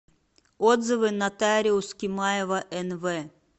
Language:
Russian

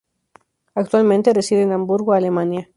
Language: Spanish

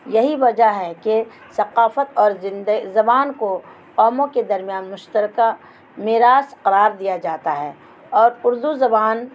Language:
Urdu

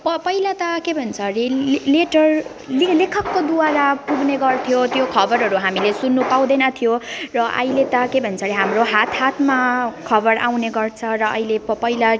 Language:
Nepali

